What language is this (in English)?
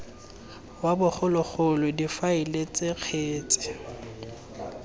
Tswana